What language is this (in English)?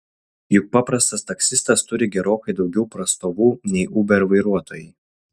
Lithuanian